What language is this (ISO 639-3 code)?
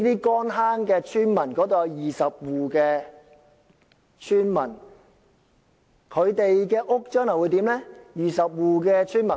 yue